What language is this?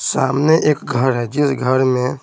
Hindi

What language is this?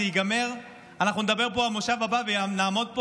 Hebrew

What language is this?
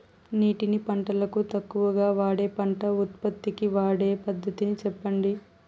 Telugu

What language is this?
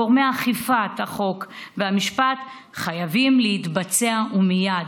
Hebrew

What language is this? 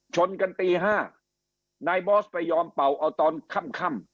Thai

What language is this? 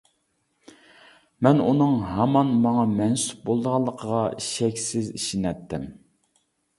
Uyghur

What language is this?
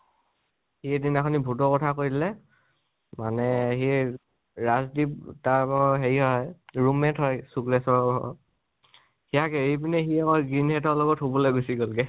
Assamese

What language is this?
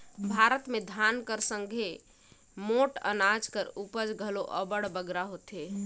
Chhattisgarhi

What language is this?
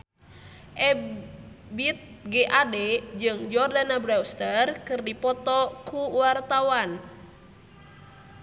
Sundanese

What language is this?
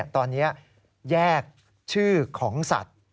Thai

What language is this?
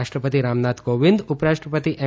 Gujarati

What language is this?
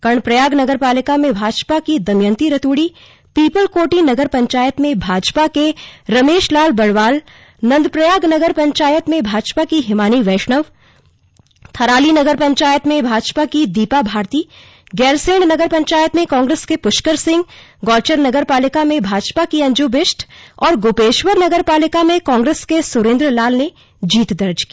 Hindi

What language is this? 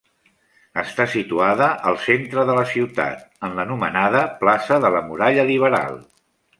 Catalan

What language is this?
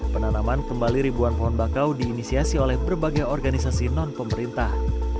Indonesian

